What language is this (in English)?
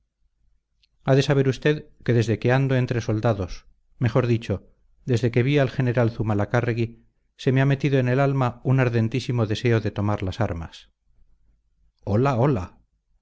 Spanish